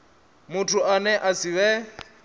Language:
Venda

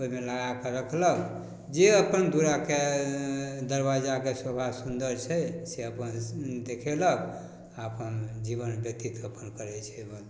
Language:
Maithili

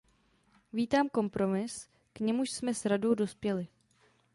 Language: Czech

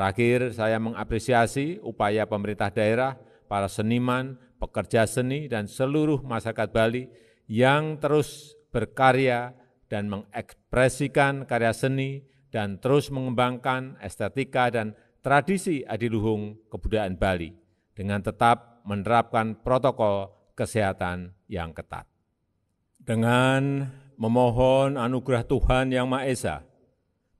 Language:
Indonesian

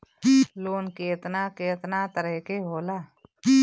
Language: Bhojpuri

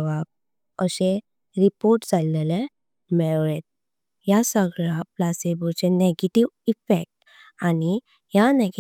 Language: Konkani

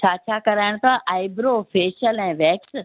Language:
Sindhi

